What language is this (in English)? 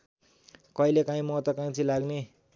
Nepali